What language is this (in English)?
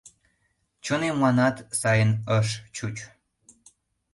Mari